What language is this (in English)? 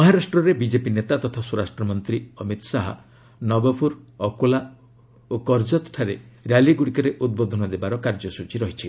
Odia